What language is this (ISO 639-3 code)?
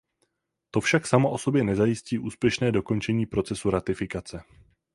ces